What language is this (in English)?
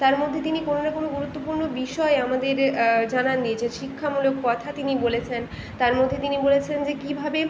Bangla